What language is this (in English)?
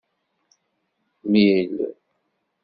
Kabyle